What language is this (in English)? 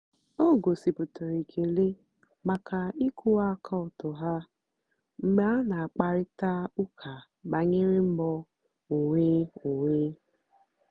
Igbo